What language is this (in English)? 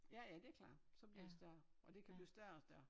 Danish